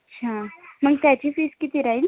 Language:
Marathi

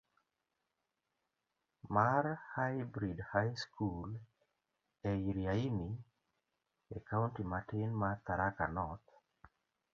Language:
Luo (Kenya and Tanzania)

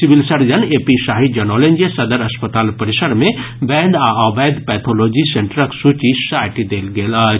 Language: Maithili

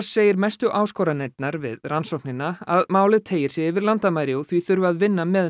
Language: Icelandic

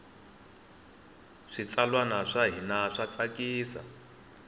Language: Tsonga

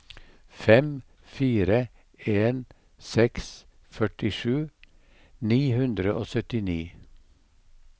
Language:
Norwegian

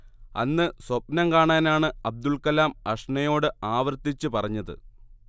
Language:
Malayalam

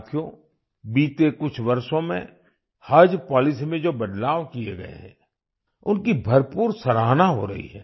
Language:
Hindi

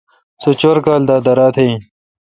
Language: Kalkoti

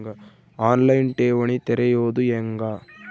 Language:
Kannada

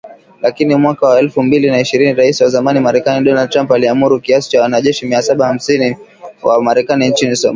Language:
Swahili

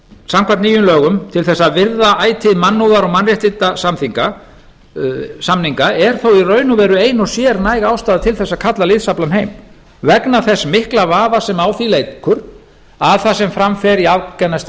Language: Icelandic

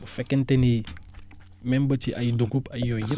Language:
Wolof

